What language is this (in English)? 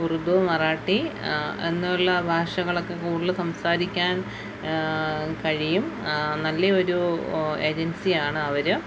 Malayalam